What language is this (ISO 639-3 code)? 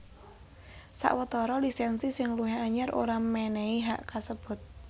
jav